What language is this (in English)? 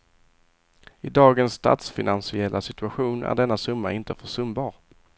Swedish